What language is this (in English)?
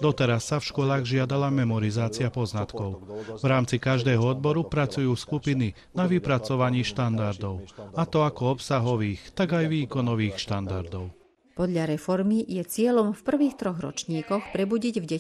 Hungarian